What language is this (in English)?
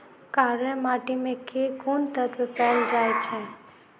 Maithili